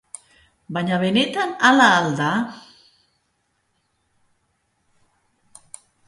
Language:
Basque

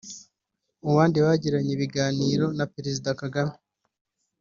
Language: Kinyarwanda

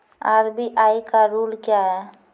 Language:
Maithili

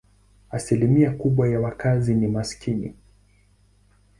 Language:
Swahili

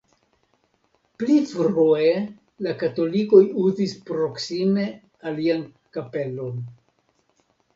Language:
Esperanto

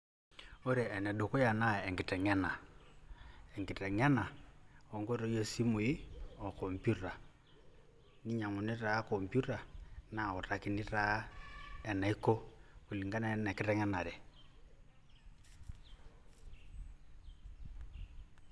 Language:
Masai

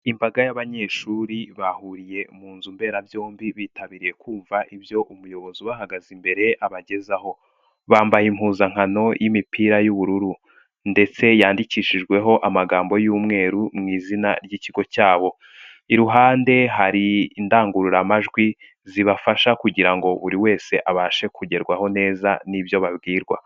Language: Kinyarwanda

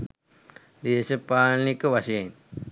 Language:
Sinhala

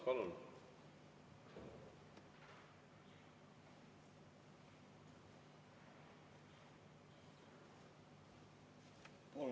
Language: Estonian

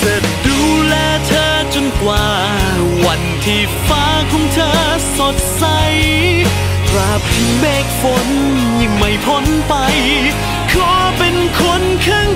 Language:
Thai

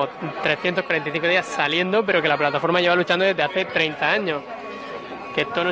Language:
Spanish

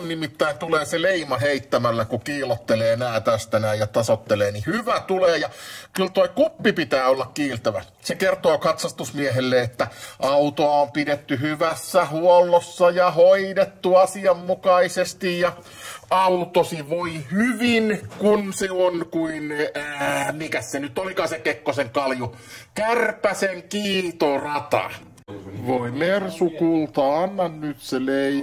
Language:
Finnish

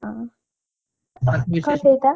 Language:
Kannada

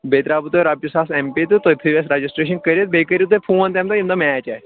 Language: Kashmiri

